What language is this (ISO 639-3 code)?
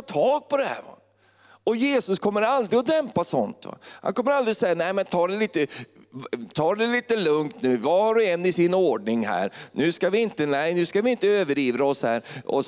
swe